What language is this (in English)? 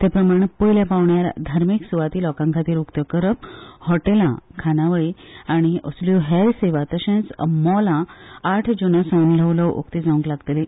Konkani